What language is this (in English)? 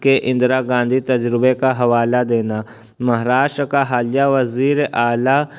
Urdu